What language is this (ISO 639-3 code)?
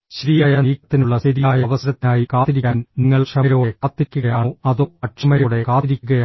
mal